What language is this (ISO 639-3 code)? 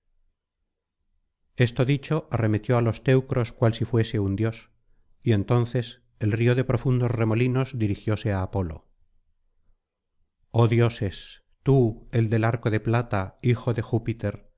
spa